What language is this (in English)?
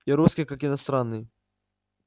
Russian